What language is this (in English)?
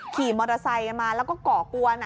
Thai